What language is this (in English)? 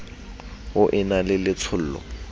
Southern Sotho